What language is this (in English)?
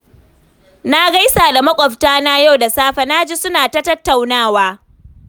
Hausa